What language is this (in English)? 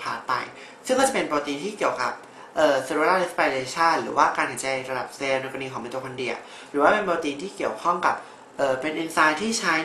Thai